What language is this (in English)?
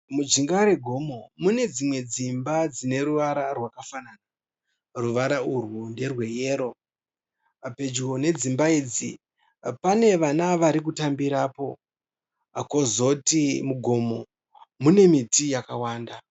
Shona